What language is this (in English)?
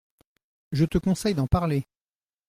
French